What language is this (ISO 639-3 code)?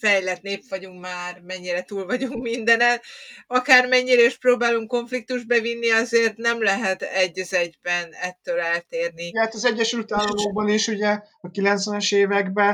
hun